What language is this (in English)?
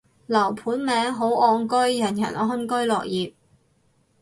Cantonese